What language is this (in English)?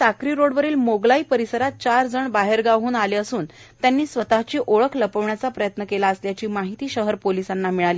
Marathi